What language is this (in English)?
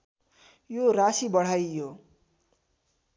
Nepali